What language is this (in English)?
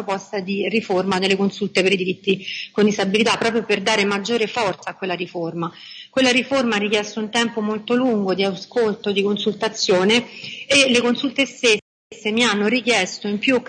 Italian